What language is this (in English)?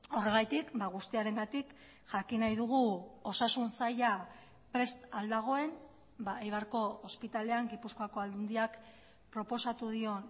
Basque